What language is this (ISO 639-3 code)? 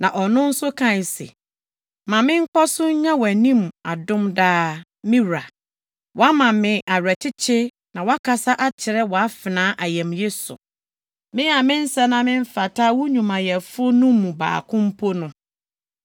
aka